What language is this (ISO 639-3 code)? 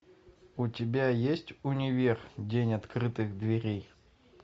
rus